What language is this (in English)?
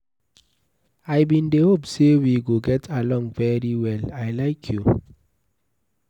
Nigerian Pidgin